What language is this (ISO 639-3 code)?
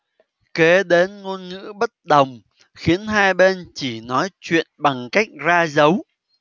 vie